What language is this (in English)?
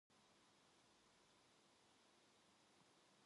Korean